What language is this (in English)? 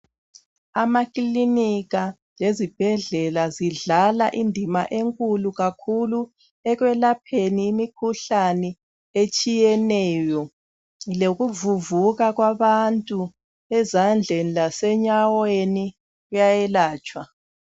North Ndebele